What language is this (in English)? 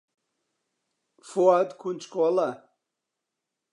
Central Kurdish